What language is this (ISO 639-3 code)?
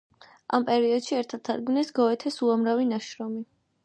kat